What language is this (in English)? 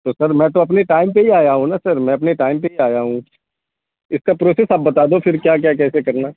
Urdu